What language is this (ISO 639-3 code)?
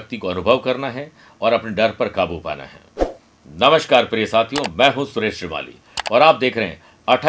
hin